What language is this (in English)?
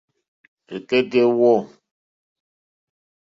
Mokpwe